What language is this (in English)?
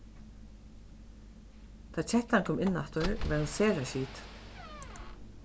Faroese